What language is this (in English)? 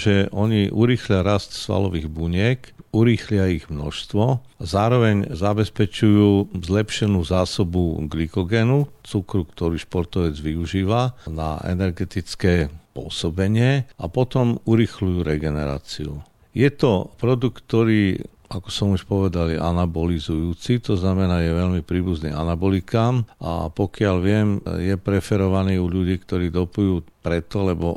Slovak